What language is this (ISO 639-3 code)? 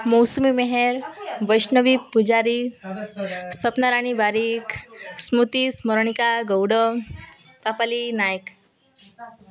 ori